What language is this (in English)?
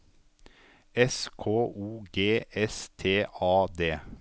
Norwegian